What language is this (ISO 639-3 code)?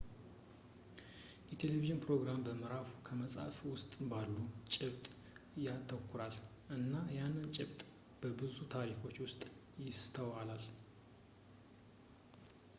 amh